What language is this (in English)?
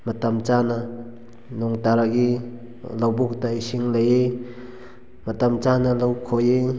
Manipuri